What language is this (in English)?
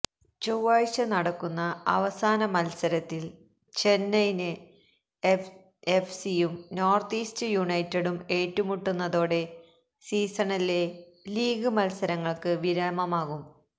Malayalam